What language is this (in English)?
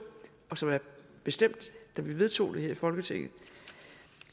Danish